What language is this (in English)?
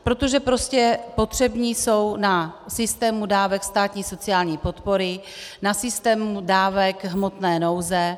Czech